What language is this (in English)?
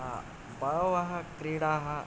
Sanskrit